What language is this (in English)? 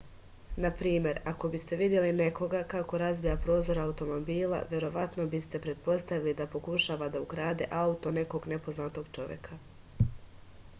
Serbian